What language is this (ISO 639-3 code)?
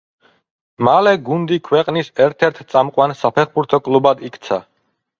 kat